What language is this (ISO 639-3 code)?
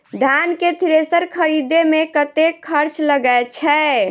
mai